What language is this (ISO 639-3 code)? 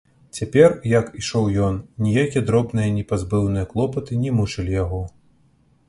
bel